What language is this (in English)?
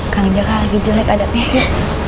Indonesian